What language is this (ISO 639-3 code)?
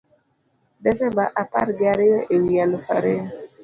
luo